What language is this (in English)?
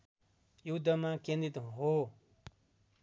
Nepali